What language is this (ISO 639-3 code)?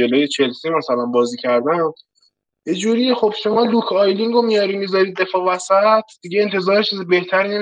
fas